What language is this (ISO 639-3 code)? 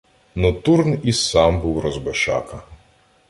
ukr